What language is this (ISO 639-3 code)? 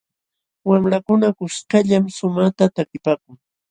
qxw